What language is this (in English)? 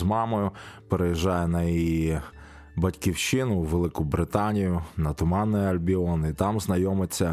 Ukrainian